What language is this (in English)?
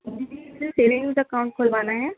Urdu